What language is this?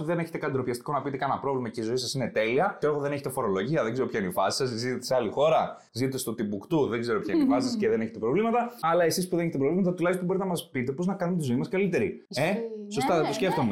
Greek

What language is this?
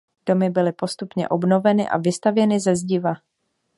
Czech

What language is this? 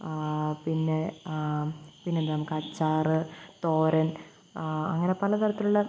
Malayalam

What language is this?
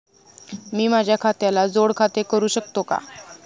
Marathi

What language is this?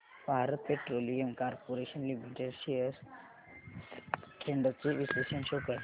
Marathi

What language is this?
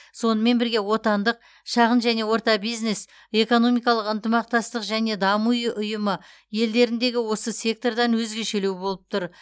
Kazakh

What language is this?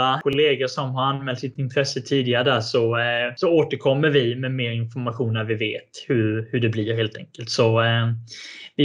Swedish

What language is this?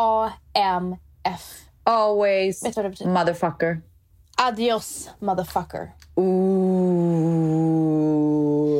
Swedish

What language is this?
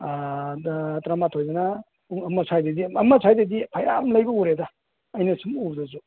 Manipuri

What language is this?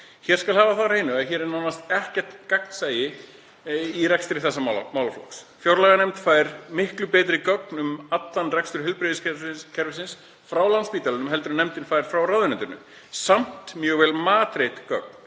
Icelandic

